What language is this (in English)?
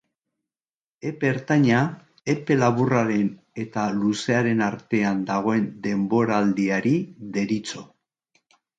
Basque